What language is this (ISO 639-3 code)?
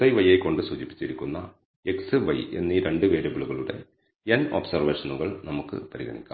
mal